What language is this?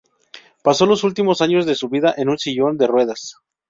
Spanish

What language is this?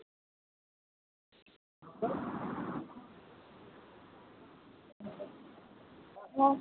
Dogri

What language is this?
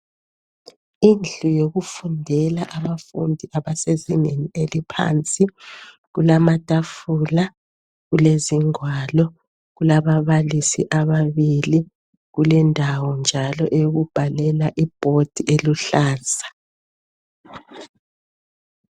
North Ndebele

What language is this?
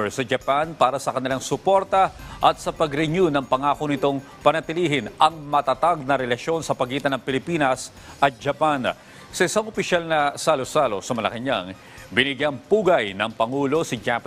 Filipino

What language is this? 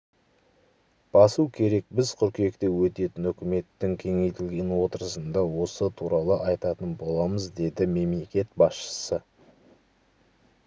Kazakh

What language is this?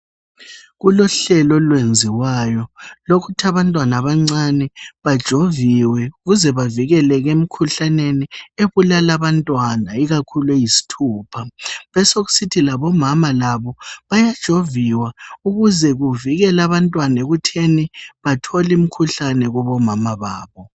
North Ndebele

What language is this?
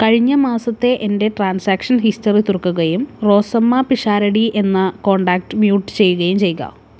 Malayalam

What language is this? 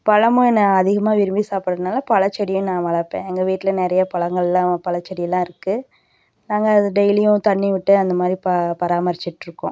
Tamil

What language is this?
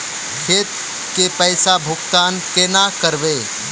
Magahi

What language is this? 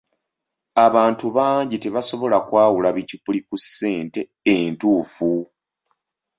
Ganda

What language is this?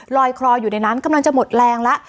Thai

